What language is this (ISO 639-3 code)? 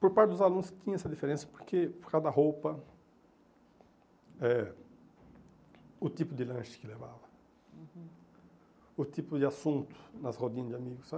por